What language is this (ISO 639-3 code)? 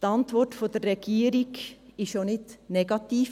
gsw